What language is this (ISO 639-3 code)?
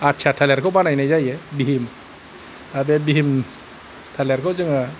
brx